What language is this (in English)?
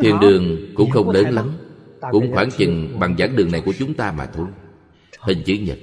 Vietnamese